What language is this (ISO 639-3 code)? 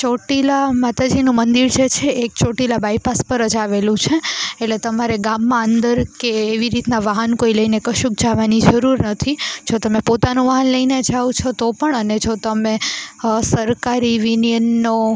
guj